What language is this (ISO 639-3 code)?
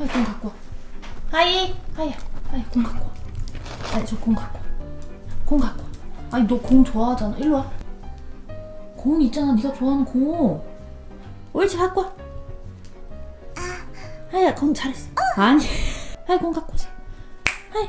kor